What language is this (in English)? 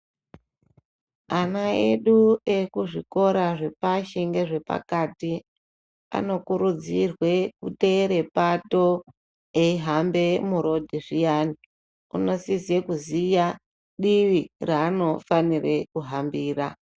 Ndau